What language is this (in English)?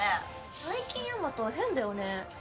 Japanese